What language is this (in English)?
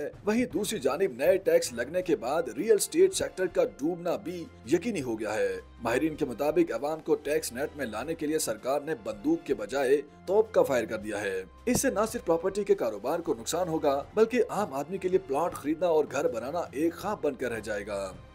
Hindi